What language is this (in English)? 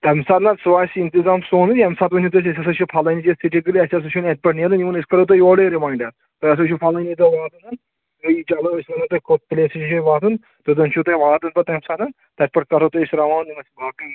Kashmiri